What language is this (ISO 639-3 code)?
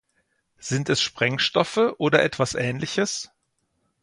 deu